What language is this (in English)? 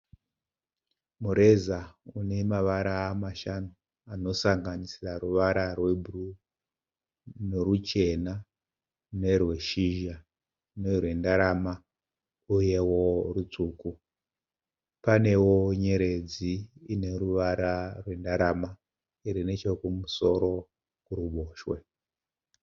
Shona